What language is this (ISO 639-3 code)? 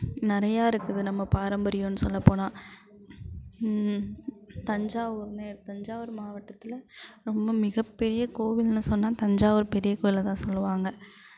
tam